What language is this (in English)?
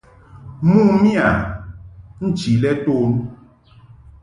Mungaka